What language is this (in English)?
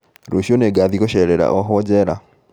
Kikuyu